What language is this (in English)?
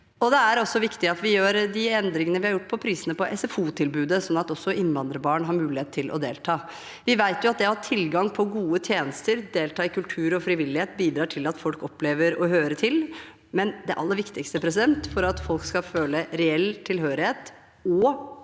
Norwegian